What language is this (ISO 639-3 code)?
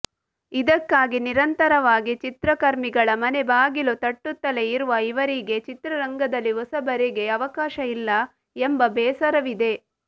kan